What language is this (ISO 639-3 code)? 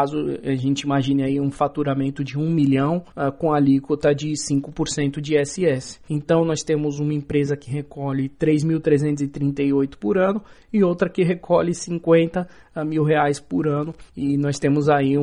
por